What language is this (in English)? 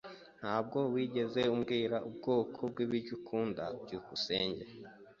Kinyarwanda